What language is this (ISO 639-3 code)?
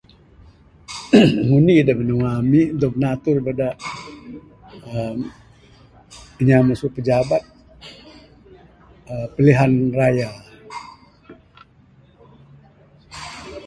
sdo